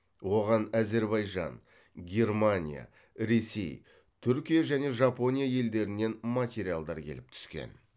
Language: Kazakh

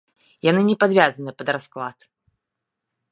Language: Belarusian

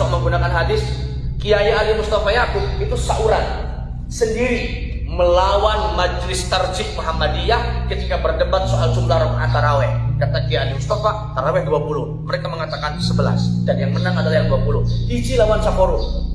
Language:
Indonesian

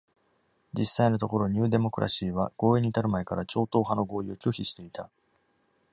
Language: Japanese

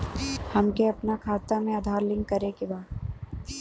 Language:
Bhojpuri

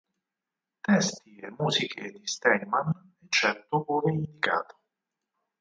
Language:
Italian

